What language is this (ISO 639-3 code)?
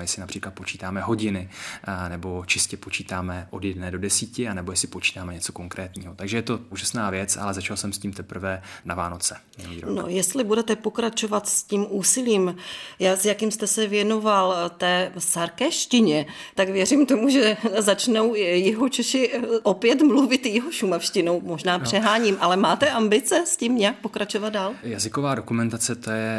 ces